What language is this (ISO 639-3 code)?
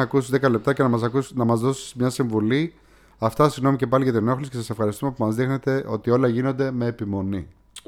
ell